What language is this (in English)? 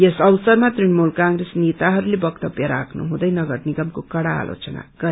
Nepali